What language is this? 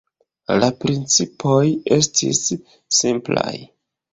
Esperanto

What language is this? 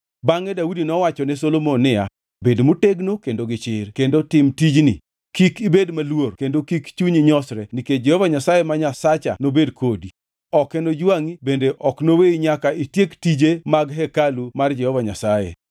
Luo (Kenya and Tanzania)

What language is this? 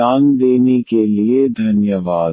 Hindi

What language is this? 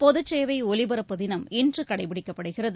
Tamil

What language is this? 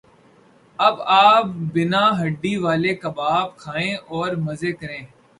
Urdu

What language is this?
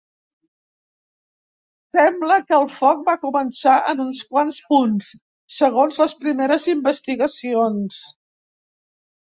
Catalan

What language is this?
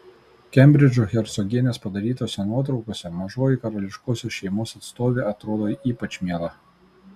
Lithuanian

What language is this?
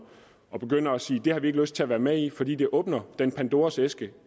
Danish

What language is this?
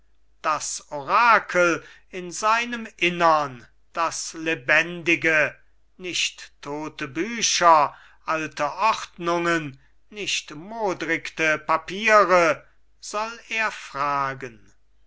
German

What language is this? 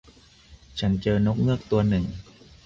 Thai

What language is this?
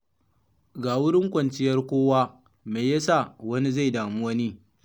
Hausa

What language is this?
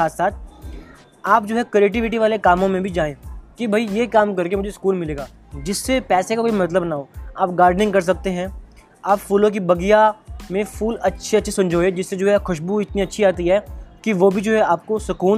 Hindi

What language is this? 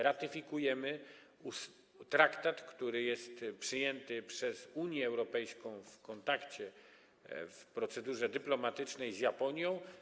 Polish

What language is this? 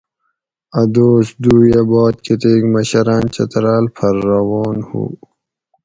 Gawri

